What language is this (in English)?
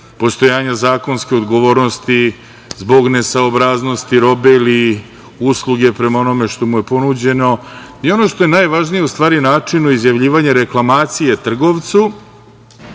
Serbian